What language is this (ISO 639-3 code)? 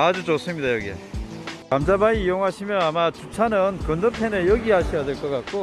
kor